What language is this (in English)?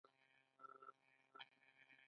Pashto